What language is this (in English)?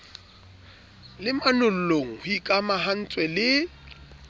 Southern Sotho